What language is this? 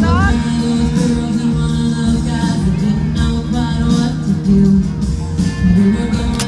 English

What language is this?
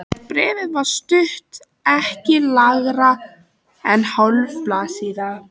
Icelandic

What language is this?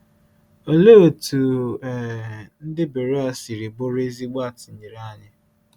Igbo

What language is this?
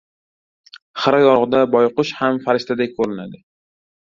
Uzbek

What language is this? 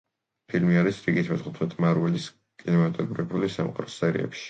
Georgian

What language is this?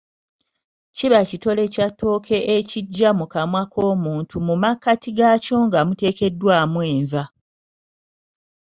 Ganda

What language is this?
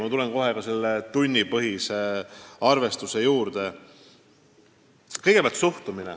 Estonian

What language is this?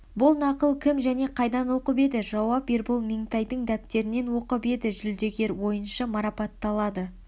Kazakh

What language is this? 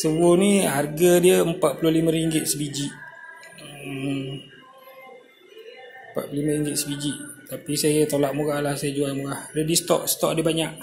Malay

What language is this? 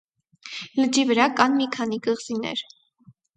Armenian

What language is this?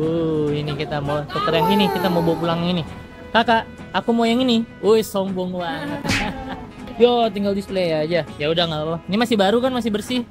Indonesian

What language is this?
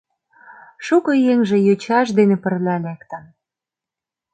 Mari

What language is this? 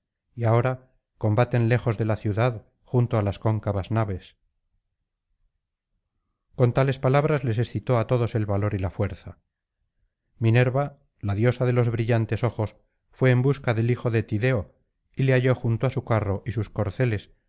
Spanish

